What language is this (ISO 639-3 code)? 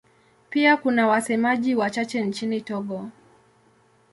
swa